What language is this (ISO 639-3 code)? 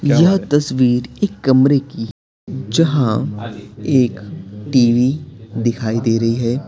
hin